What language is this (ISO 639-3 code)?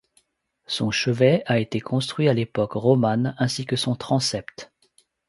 fra